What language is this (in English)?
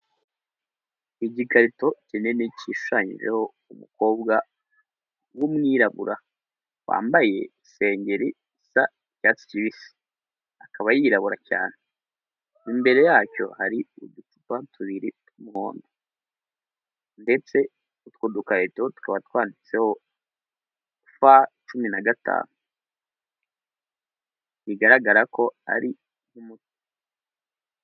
Kinyarwanda